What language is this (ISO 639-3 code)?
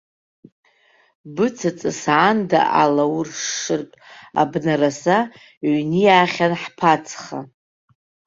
abk